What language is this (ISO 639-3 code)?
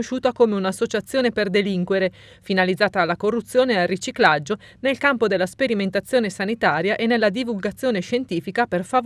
ita